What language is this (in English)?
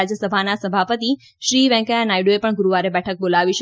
Gujarati